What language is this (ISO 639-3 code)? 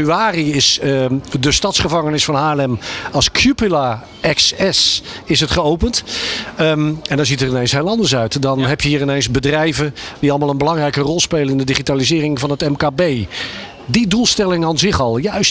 nld